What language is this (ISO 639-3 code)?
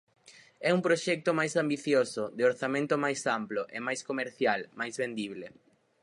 glg